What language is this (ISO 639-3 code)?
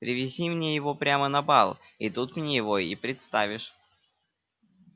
rus